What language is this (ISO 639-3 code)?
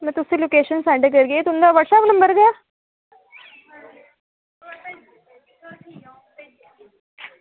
doi